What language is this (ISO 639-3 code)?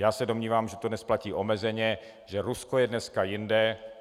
ces